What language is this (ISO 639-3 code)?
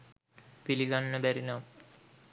sin